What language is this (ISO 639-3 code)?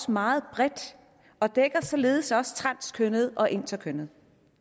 dan